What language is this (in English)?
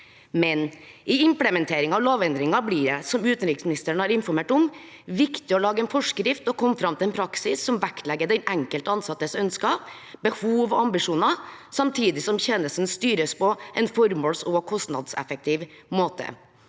Norwegian